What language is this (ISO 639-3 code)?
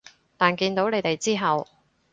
yue